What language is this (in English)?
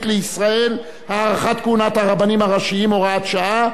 Hebrew